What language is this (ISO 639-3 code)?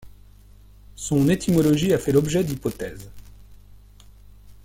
fra